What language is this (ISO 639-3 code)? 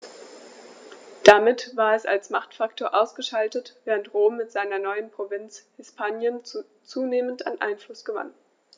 deu